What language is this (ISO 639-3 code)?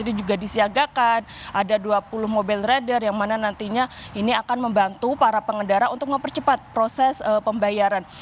ind